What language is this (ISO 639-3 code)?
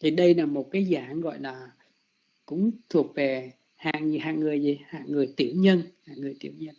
vie